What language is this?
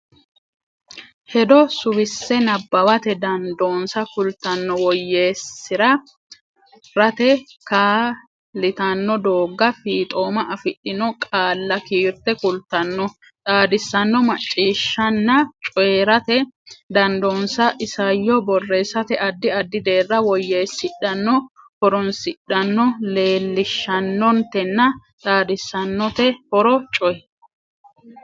Sidamo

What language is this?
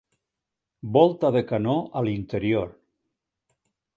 Catalan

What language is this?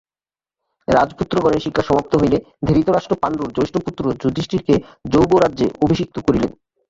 Bangla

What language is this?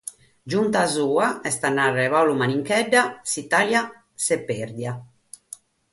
Sardinian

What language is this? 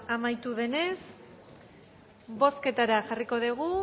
Basque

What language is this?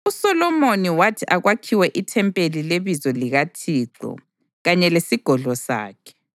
North Ndebele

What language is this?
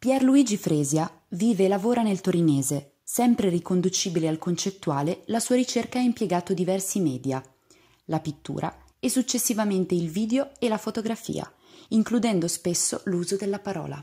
Italian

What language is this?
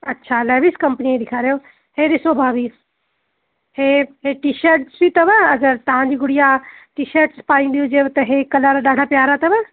Sindhi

